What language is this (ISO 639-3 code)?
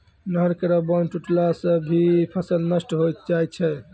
mai